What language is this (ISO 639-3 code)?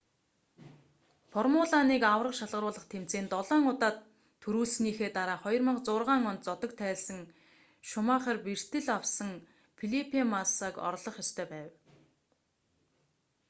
mon